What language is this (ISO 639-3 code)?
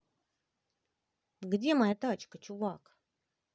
rus